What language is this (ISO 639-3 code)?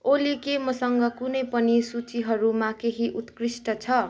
nep